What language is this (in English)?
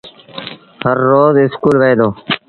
Sindhi Bhil